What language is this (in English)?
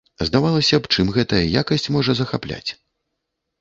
Belarusian